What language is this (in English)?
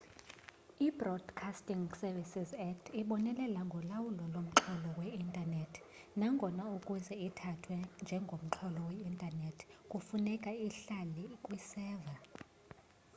Xhosa